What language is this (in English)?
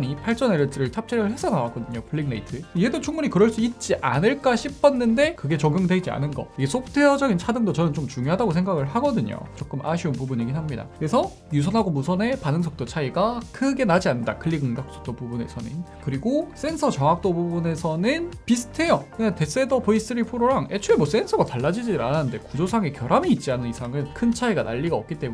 Korean